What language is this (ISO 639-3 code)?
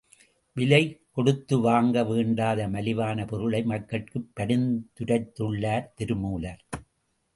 tam